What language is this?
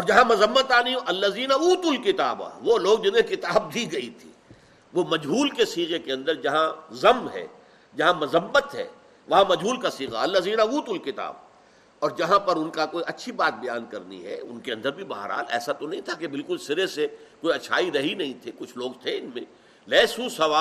Urdu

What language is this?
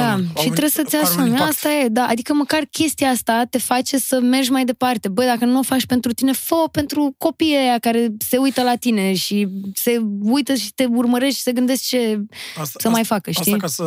Romanian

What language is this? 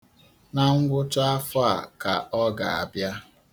Igbo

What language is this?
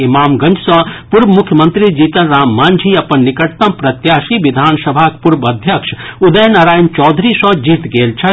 Maithili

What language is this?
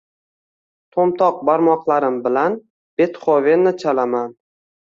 Uzbek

